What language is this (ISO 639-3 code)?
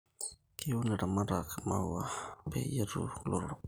mas